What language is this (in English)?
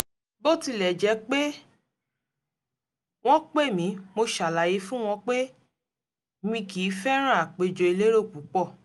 Yoruba